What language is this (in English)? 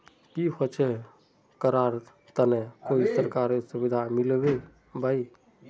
Magahi